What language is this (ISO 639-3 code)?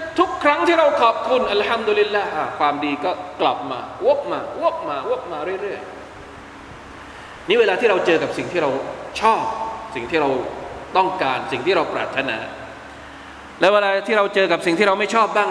tha